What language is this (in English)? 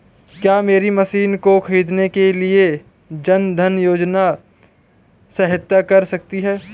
Hindi